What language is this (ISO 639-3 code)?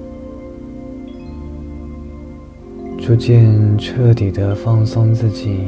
zho